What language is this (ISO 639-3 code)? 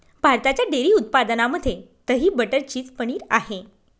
mar